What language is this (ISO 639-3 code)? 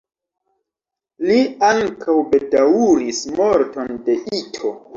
epo